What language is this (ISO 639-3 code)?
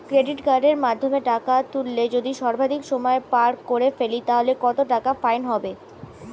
ben